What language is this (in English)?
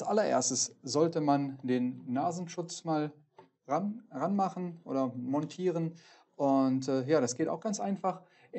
German